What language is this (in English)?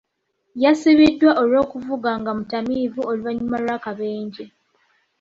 Ganda